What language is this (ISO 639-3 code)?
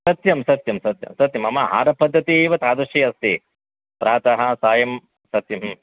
san